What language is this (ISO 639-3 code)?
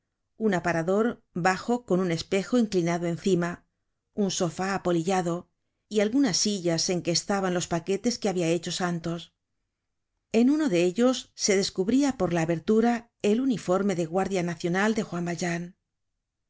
spa